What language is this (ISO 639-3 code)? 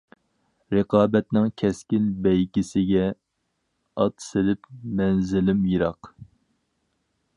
uig